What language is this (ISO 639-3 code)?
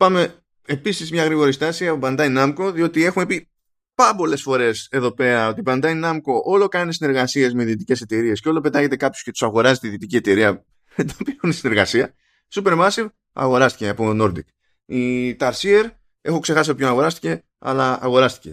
ell